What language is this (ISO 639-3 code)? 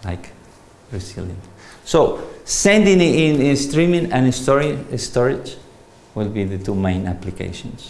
eng